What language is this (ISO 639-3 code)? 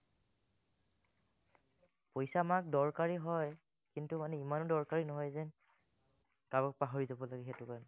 asm